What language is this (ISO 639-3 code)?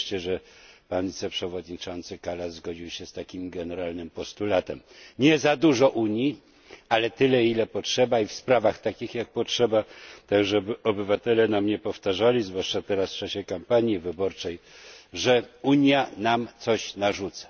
pol